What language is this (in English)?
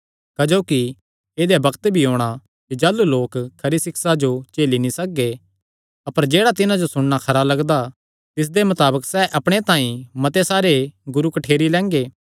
Kangri